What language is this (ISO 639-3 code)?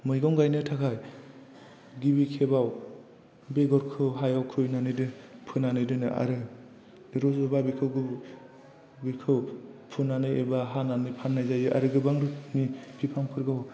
brx